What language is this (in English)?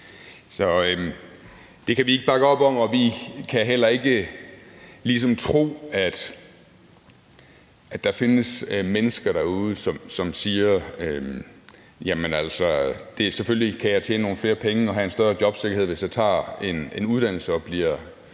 Danish